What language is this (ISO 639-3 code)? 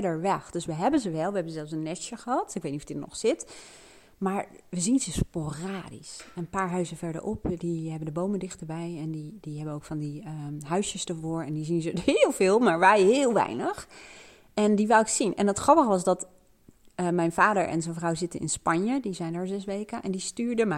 nld